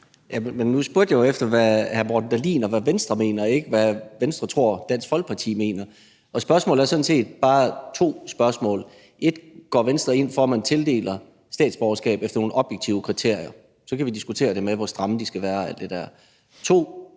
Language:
Danish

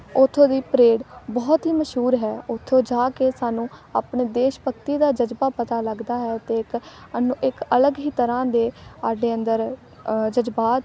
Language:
Punjabi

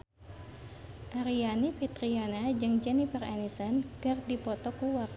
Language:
Sundanese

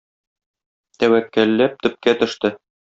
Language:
Tatar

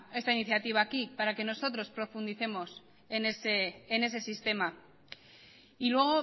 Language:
Spanish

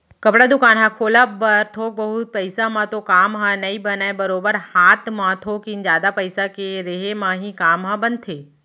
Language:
Chhattisgarhi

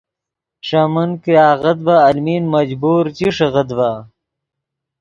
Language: Yidgha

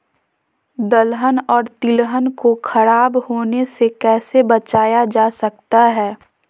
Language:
Magahi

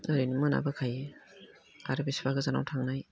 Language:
Bodo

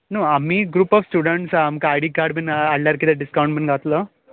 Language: Konkani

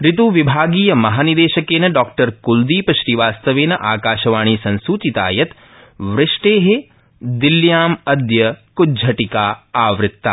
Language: Sanskrit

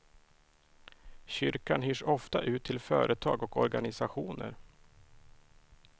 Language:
Swedish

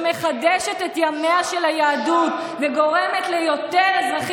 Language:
Hebrew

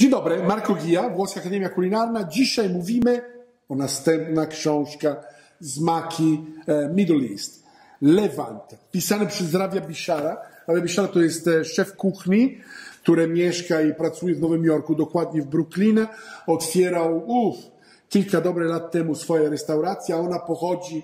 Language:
Polish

